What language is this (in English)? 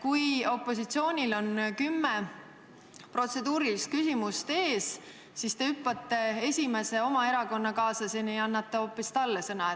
Estonian